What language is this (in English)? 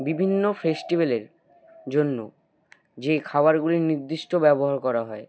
Bangla